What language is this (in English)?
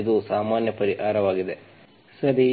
Kannada